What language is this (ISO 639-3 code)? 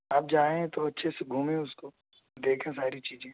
urd